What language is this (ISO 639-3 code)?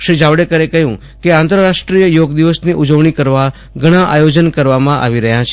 guj